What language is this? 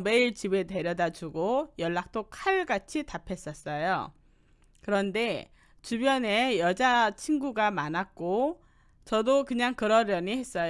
Korean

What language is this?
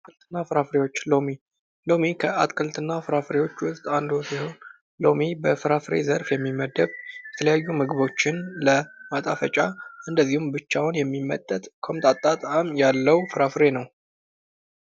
Amharic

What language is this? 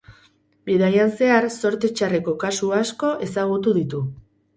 Basque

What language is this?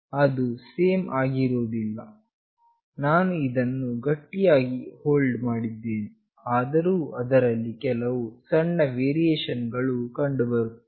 Kannada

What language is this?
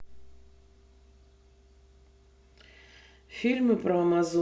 Russian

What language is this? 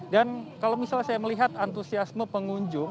Indonesian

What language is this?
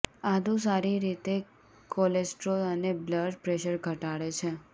Gujarati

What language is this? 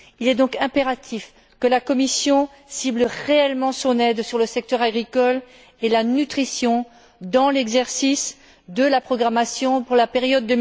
French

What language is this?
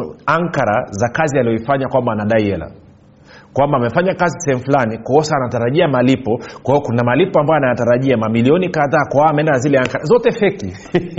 Swahili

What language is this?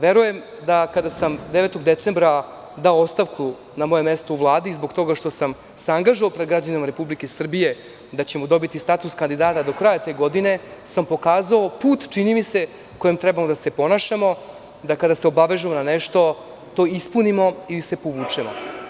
Serbian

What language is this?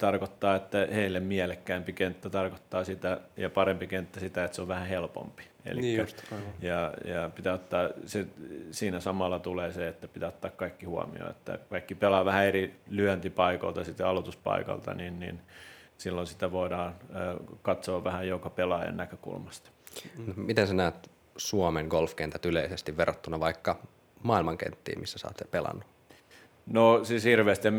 Finnish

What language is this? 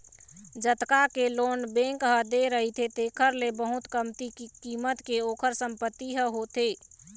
Chhattisgarhi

